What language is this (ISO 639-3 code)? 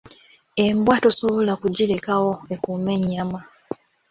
lug